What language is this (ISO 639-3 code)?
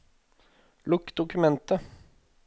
nor